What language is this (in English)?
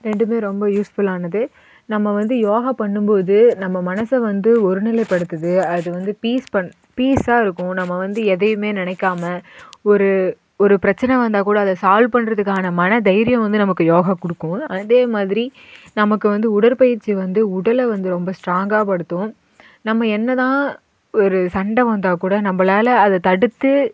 Tamil